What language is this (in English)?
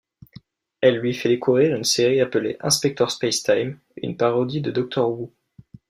French